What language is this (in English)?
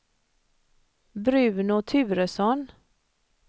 Swedish